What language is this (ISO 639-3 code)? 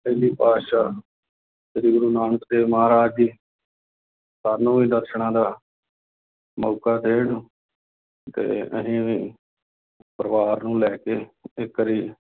pan